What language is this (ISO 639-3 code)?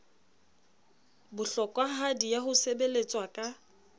sot